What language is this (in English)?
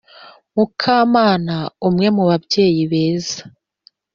Kinyarwanda